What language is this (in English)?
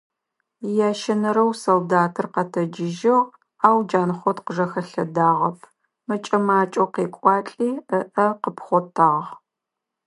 Adyghe